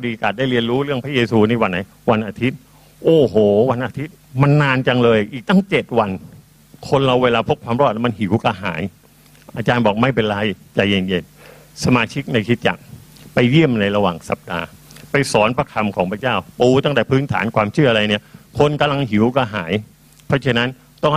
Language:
Thai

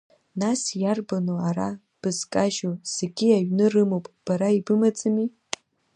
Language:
Abkhazian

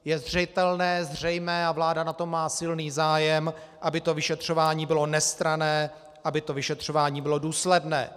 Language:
Czech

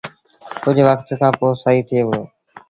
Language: Sindhi Bhil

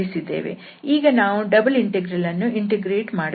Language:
Kannada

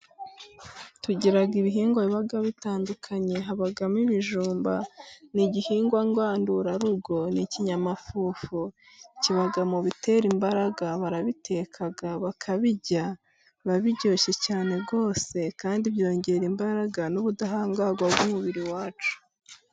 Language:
Kinyarwanda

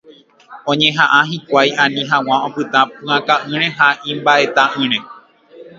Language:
Guarani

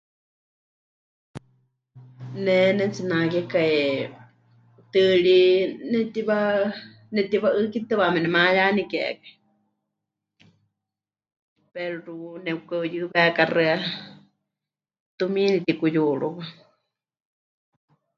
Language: Huichol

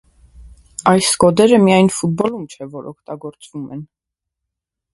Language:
Armenian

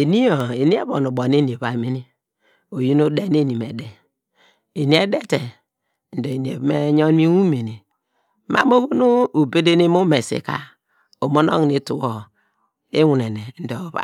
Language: Degema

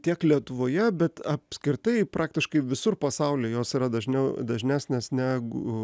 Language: Lithuanian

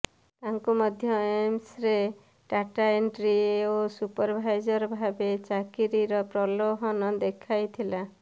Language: Odia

